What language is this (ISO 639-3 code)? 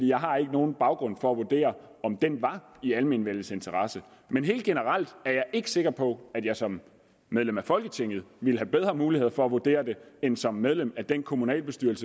dan